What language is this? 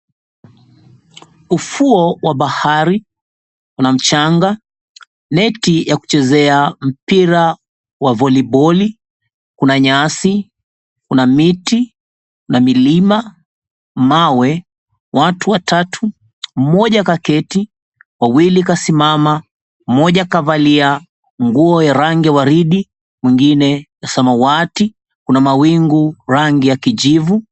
Swahili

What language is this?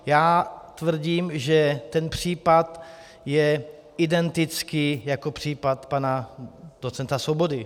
Czech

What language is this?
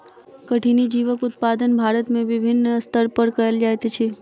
Maithili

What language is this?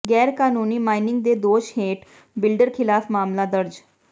Punjabi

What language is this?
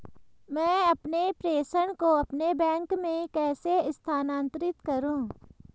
Hindi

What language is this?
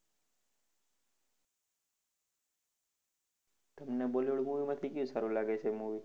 Gujarati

